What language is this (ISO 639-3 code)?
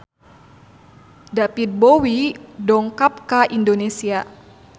sun